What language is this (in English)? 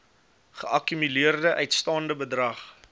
Afrikaans